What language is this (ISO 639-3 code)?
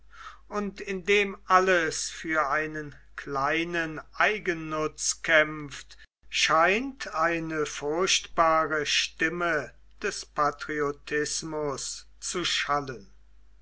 deu